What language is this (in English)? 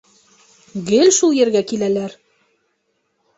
Bashkir